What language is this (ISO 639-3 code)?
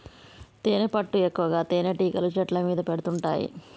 tel